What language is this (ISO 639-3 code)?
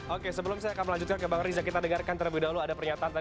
ind